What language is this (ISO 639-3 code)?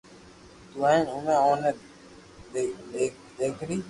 lrk